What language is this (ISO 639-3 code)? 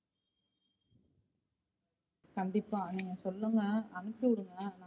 tam